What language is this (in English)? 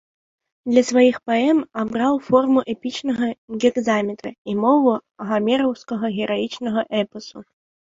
Belarusian